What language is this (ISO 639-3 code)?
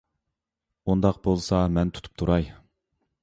uig